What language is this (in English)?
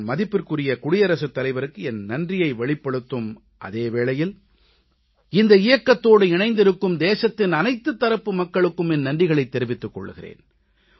Tamil